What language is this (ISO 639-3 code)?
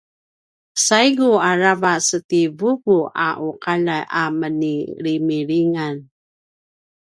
pwn